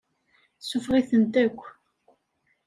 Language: Kabyle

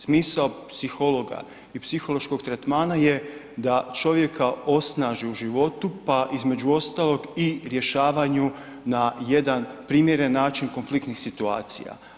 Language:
Croatian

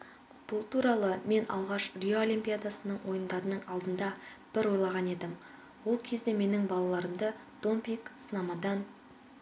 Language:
Kazakh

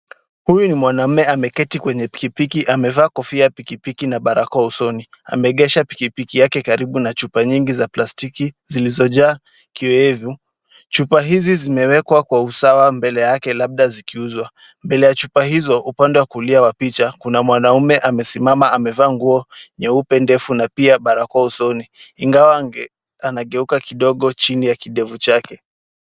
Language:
Swahili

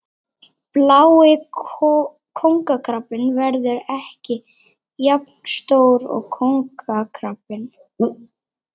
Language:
Icelandic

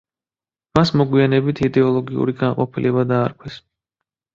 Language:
Georgian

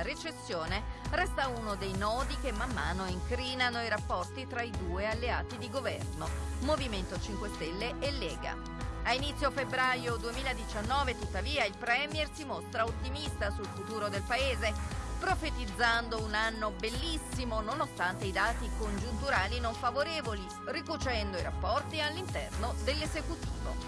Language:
Italian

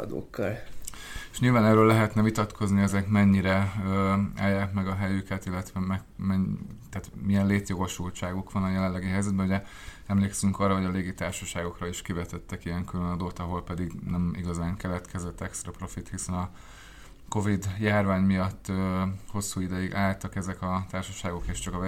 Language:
Hungarian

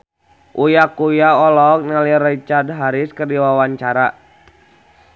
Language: Sundanese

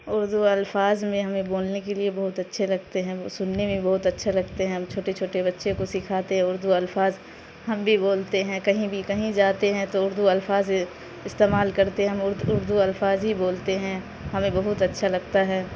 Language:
Urdu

